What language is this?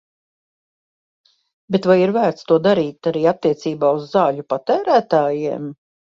Latvian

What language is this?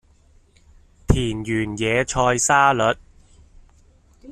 Cantonese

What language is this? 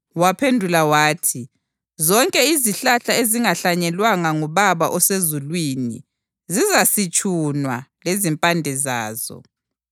North Ndebele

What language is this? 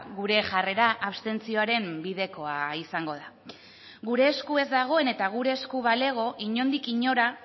Basque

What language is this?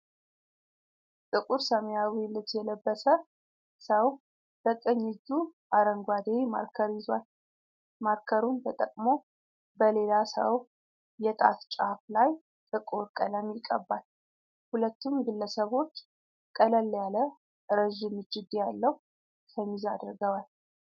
Amharic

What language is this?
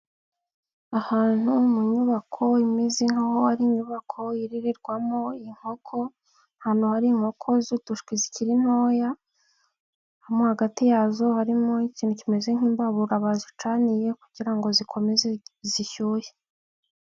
Kinyarwanda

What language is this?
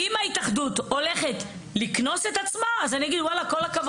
Hebrew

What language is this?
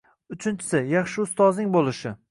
Uzbek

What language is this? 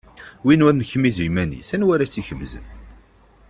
Kabyle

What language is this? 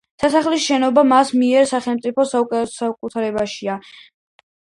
Georgian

